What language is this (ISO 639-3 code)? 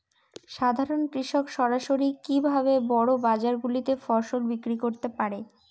ben